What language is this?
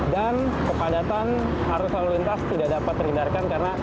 Indonesian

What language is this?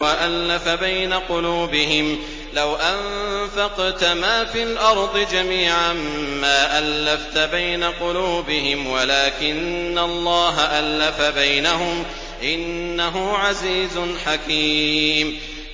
Arabic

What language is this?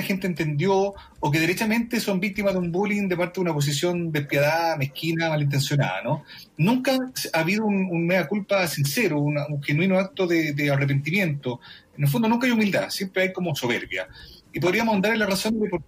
Spanish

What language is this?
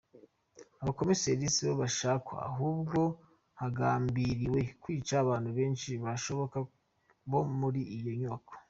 Kinyarwanda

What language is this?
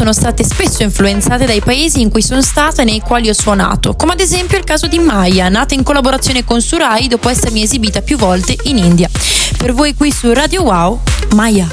Italian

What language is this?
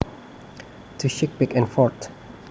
Javanese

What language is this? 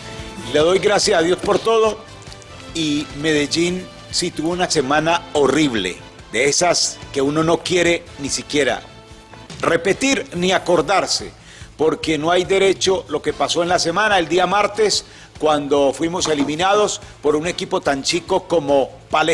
Spanish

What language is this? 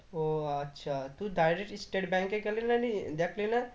Bangla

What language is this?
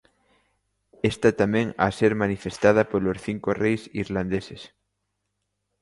Galician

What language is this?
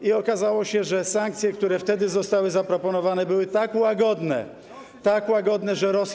Polish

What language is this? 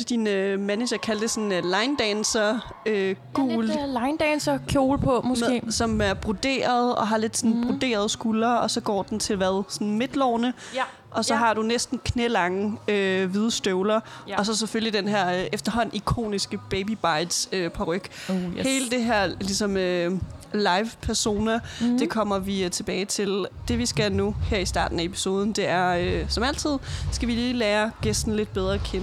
Danish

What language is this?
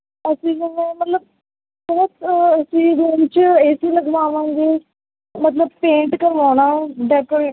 Punjabi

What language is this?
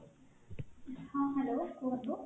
Odia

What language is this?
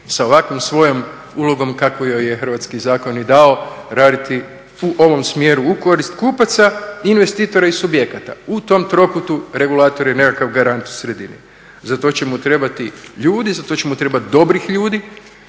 Croatian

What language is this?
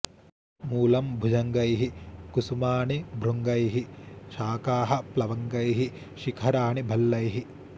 Sanskrit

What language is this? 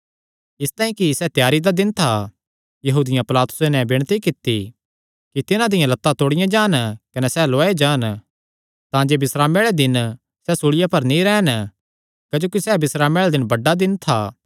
Kangri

